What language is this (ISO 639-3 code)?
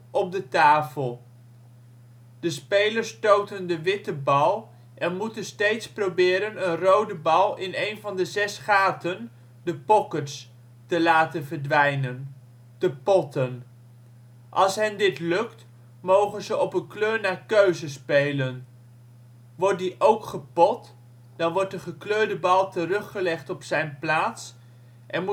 nld